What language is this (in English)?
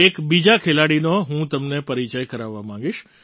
Gujarati